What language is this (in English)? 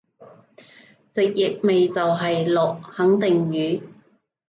Cantonese